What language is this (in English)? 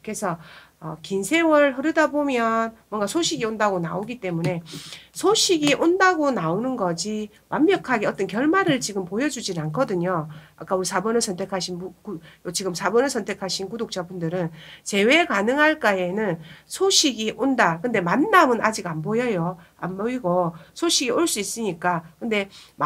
Korean